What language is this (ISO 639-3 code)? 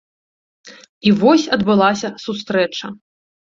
bel